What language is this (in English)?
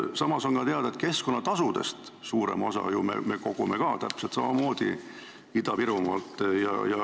Estonian